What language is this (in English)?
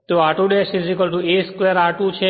Gujarati